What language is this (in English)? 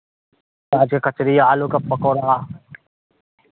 Maithili